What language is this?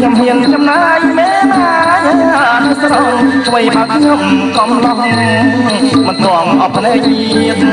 Khmer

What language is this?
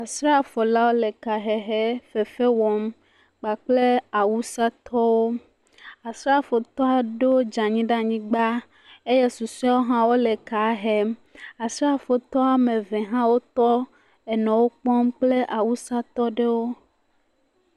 Ewe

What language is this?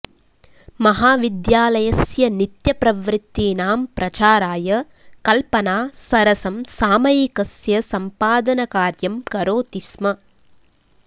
Sanskrit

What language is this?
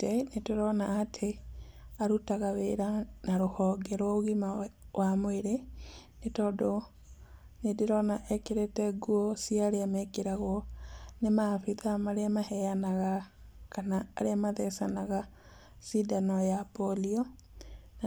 Kikuyu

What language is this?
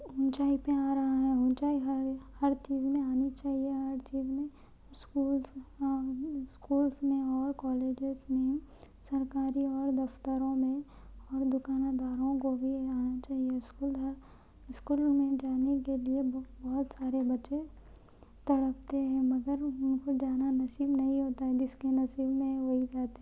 Urdu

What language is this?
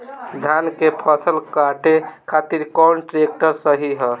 Bhojpuri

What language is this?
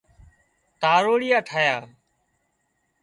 Wadiyara Koli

